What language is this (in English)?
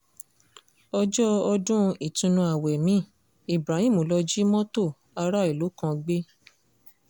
Yoruba